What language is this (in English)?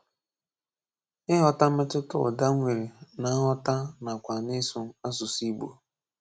Igbo